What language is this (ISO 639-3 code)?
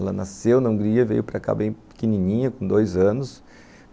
por